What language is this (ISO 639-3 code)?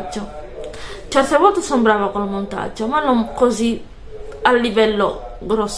ita